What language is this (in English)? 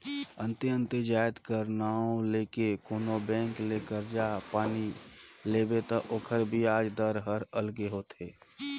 Chhattisgarhi